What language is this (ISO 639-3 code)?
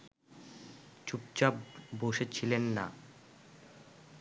ben